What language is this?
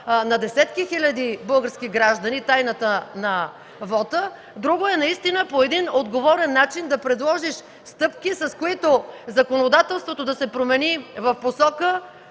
Bulgarian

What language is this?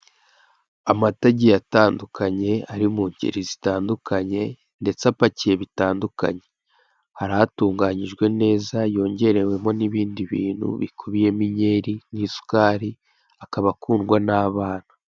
Kinyarwanda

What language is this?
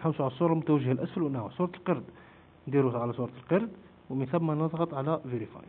Arabic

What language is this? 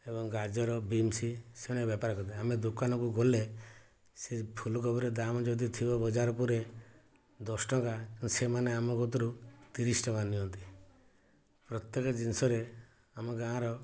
Odia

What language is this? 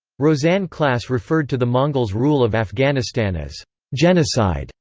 English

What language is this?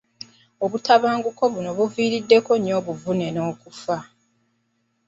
Ganda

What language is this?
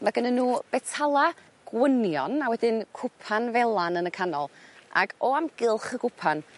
Welsh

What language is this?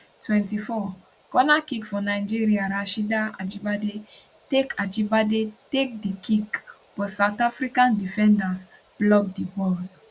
Nigerian Pidgin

